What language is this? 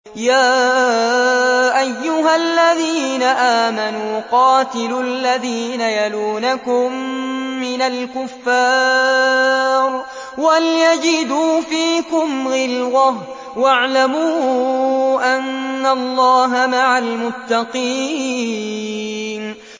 Arabic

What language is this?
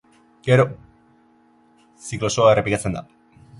Basque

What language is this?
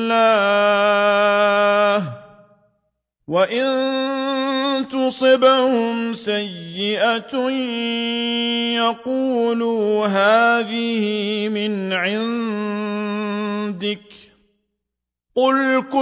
Arabic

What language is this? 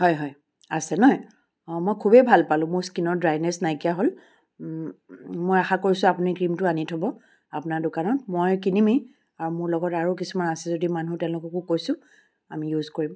Assamese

